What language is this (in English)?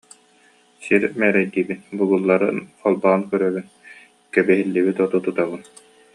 Yakut